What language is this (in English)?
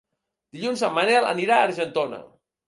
Catalan